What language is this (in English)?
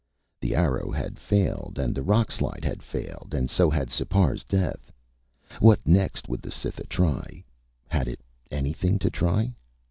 English